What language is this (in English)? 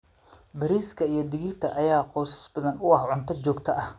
Somali